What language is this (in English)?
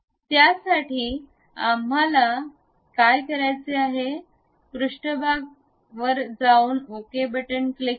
Marathi